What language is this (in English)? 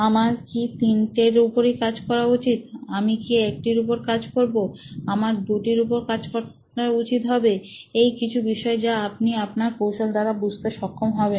Bangla